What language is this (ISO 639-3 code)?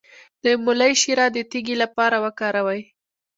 pus